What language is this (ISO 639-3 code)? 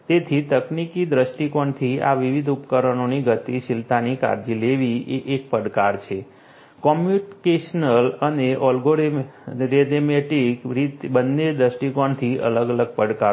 guj